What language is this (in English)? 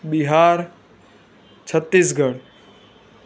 Gujarati